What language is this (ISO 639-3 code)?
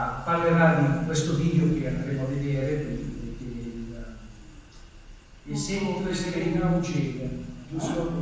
ita